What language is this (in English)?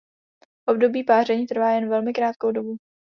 Czech